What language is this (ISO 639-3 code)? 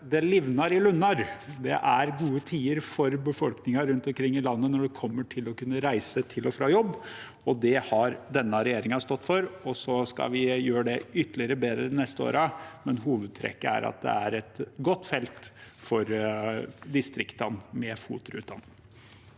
nor